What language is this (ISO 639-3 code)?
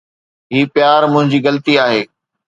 snd